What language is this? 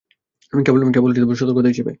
Bangla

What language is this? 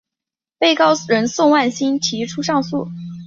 Chinese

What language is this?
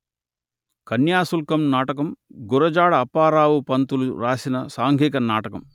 Telugu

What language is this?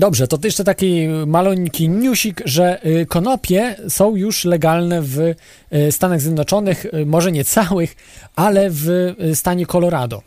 Polish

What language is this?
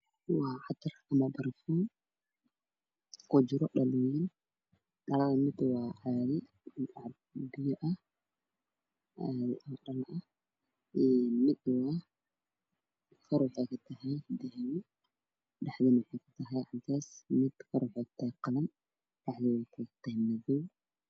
Somali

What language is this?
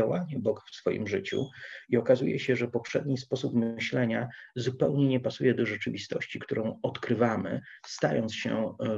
Polish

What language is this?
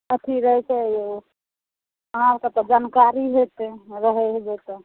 Maithili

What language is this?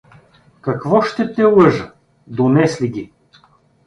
Bulgarian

